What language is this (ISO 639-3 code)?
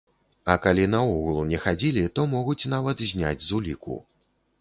bel